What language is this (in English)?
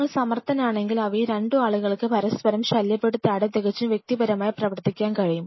Malayalam